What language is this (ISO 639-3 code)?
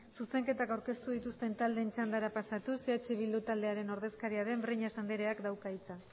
eus